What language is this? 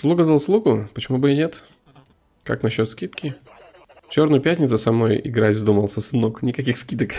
Russian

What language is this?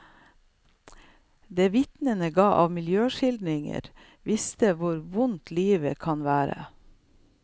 Norwegian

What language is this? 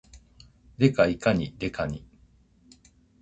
Japanese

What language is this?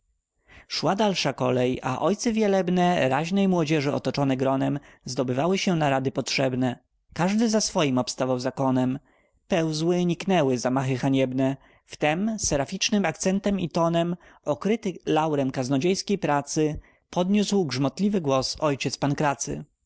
Polish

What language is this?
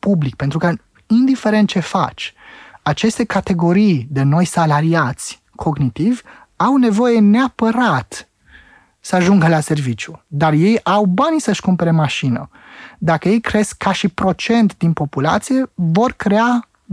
Romanian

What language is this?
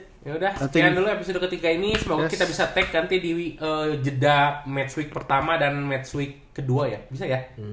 Indonesian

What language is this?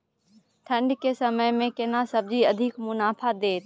Maithili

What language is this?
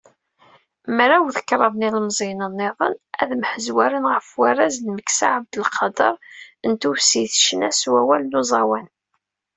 Kabyle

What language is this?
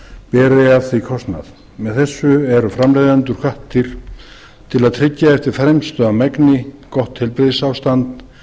Icelandic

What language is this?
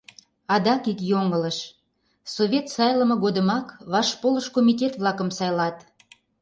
Mari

